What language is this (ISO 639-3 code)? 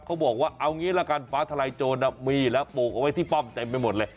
tha